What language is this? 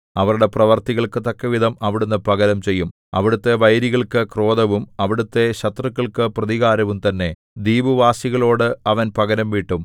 Malayalam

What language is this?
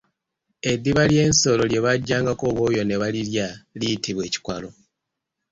Ganda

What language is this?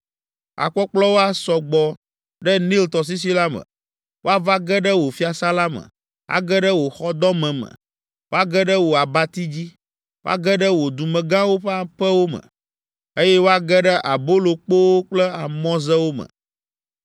Ewe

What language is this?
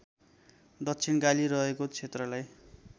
Nepali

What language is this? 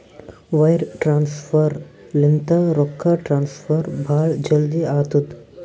Kannada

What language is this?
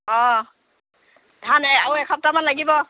Assamese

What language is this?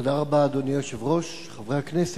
Hebrew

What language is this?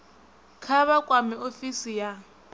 Venda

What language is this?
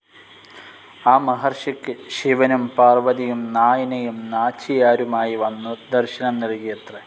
Malayalam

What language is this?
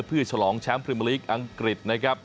Thai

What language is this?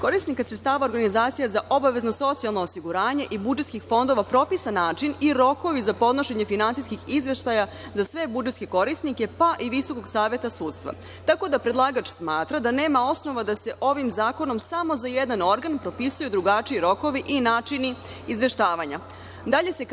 Serbian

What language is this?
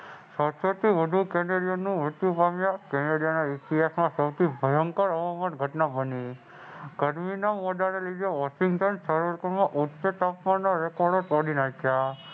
Gujarati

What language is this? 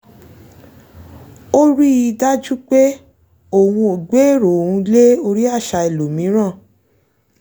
Yoruba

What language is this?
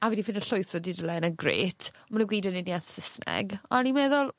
Welsh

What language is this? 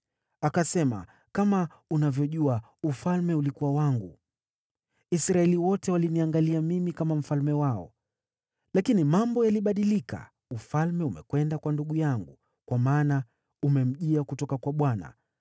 Swahili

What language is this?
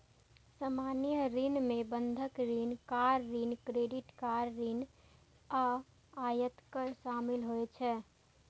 Maithili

